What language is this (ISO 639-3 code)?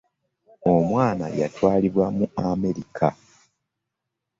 lug